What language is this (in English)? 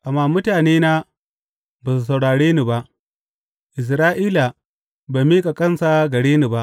Hausa